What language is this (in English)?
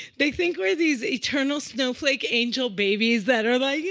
English